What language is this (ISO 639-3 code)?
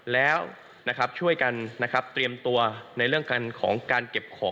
tha